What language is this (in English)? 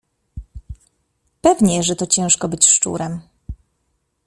Polish